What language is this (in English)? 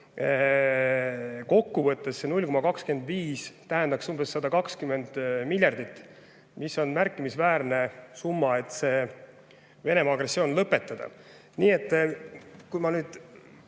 Estonian